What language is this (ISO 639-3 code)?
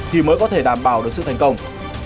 vie